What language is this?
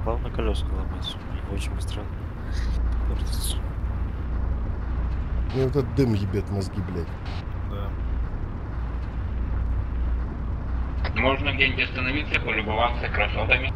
Russian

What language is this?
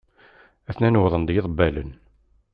Kabyle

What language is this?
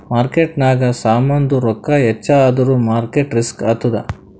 Kannada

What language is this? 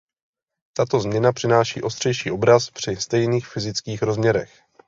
Czech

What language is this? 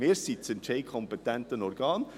Swiss German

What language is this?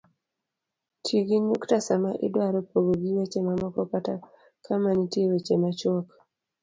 Luo (Kenya and Tanzania)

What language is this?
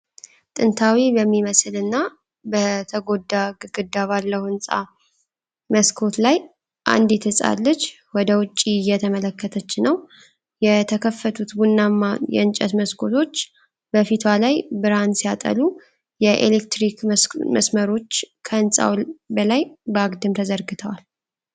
Amharic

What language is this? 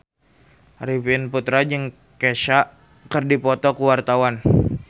Sundanese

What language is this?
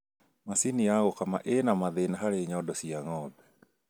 Kikuyu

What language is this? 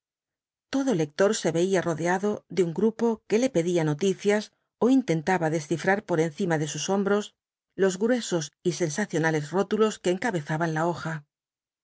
Spanish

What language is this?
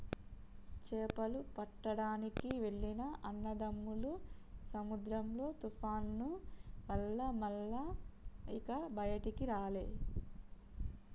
Telugu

